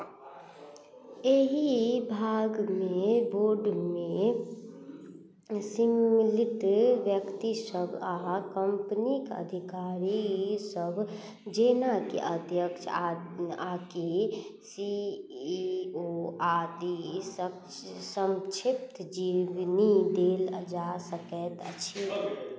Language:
Maithili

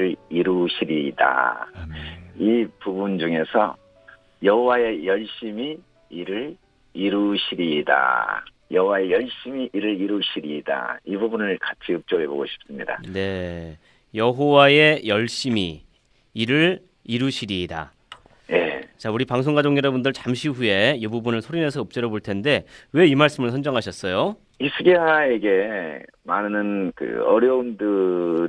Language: Korean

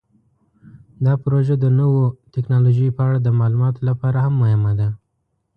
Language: Pashto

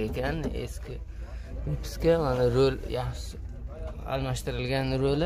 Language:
Turkish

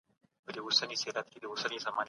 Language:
Pashto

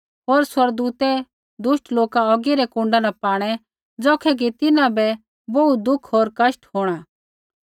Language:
Kullu Pahari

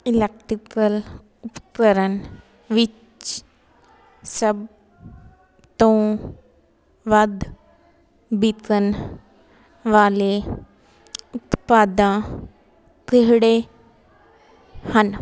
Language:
Punjabi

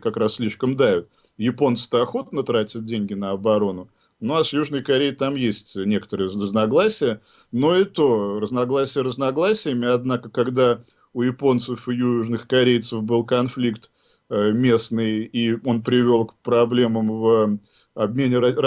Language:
Russian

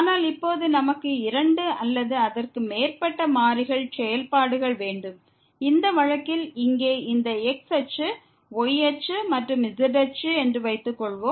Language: Tamil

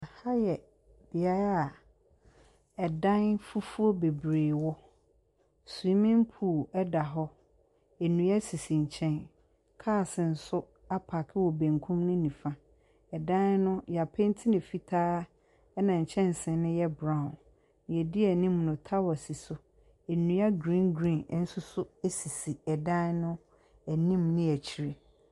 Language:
Akan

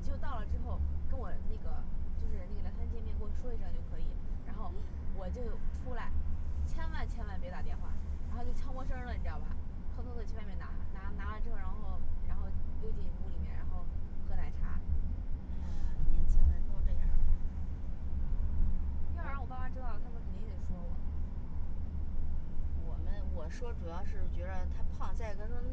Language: Chinese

